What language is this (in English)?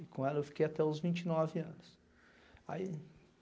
Portuguese